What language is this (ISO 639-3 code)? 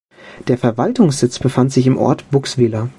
deu